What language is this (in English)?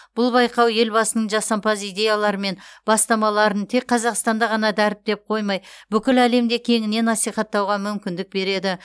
Kazakh